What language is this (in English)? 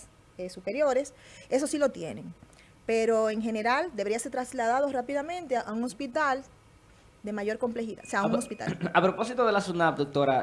Spanish